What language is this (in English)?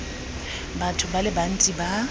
Tswana